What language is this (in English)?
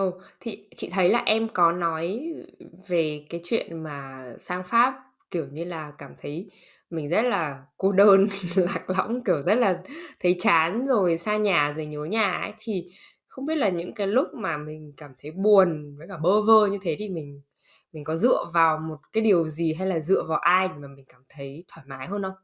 Vietnamese